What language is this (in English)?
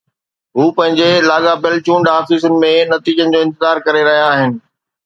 Sindhi